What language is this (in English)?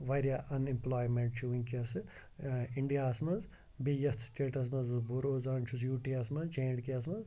Kashmiri